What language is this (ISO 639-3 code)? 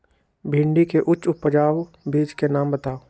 mag